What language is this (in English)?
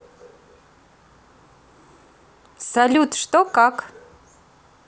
Russian